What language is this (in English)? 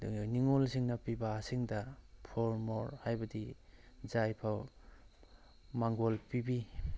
Manipuri